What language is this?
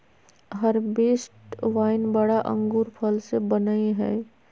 Magahi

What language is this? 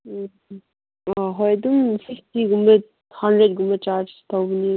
Manipuri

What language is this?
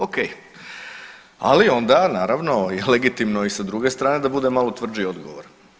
Croatian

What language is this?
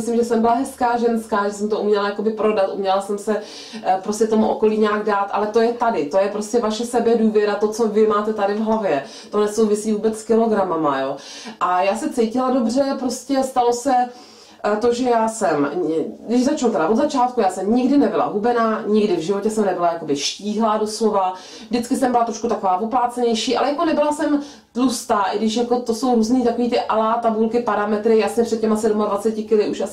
Czech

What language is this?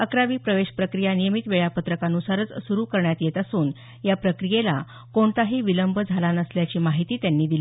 Marathi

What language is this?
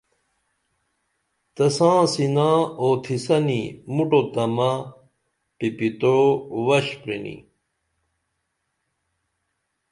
Dameli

